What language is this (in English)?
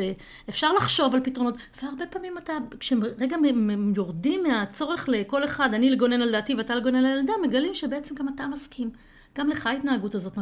Hebrew